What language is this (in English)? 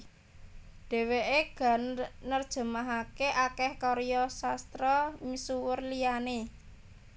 Javanese